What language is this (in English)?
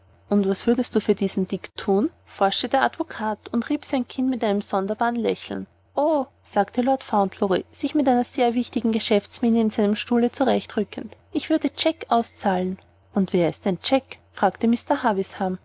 German